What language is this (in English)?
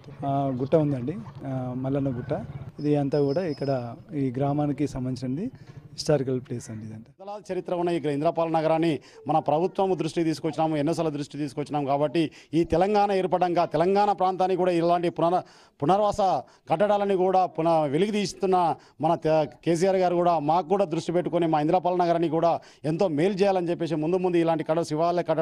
Italian